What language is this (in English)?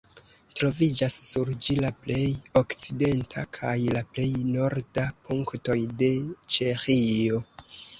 Esperanto